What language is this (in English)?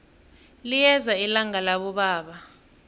South Ndebele